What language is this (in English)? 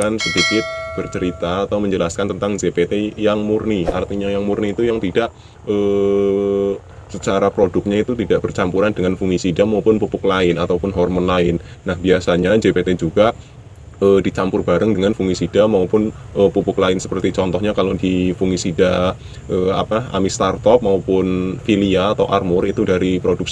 Indonesian